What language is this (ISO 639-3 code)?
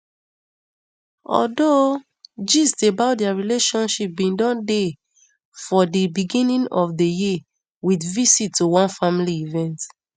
pcm